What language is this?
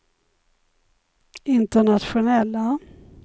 Swedish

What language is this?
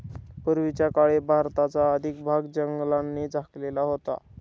Marathi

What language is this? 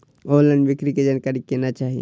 Maithili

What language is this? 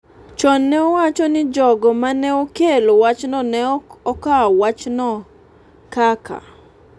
Luo (Kenya and Tanzania)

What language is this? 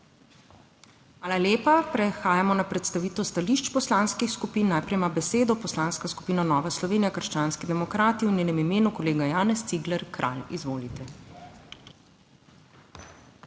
Slovenian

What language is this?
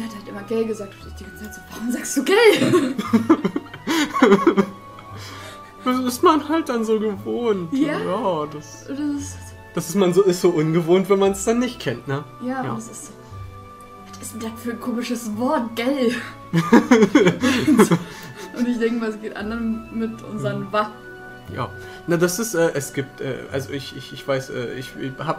German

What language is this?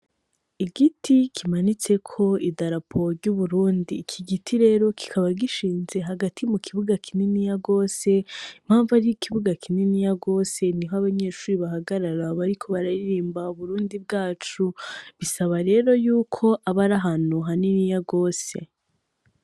Rundi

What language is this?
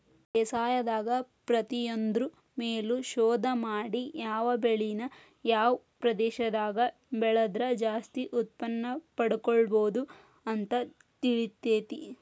Kannada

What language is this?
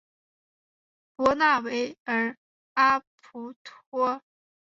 Chinese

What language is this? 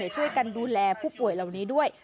Thai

